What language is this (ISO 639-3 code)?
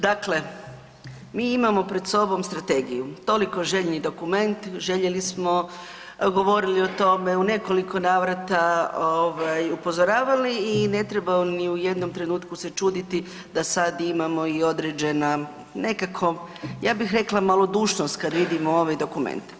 hrv